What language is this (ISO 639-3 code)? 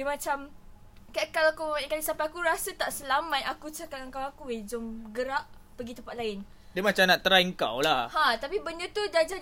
msa